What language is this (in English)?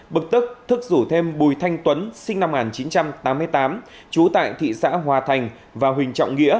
Vietnamese